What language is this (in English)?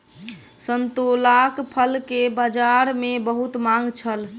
Maithili